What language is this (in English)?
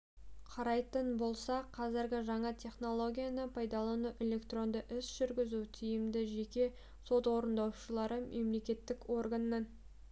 Kazakh